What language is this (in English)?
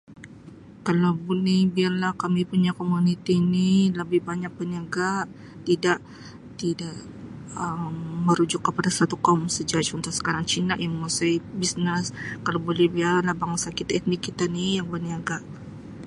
Sabah Malay